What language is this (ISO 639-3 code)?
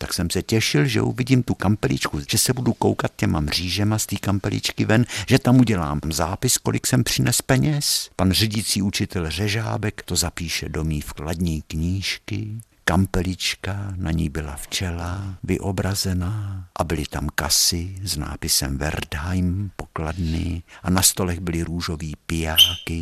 ces